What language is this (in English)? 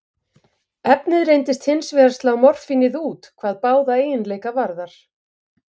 Icelandic